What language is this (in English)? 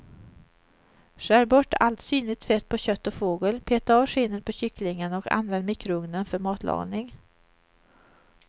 Swedish